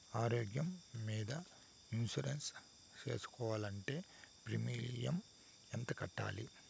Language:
Telugu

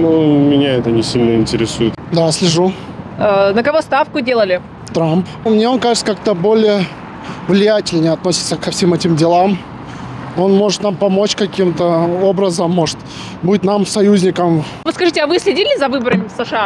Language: Russian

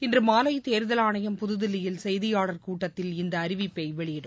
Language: Tamil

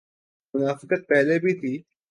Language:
Urdu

